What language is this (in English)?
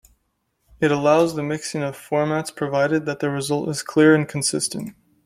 English